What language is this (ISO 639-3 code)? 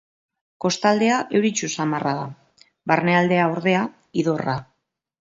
eus